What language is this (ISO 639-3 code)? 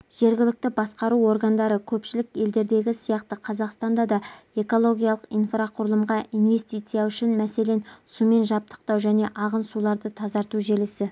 kaz